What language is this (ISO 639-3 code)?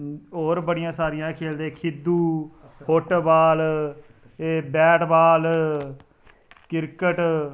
doi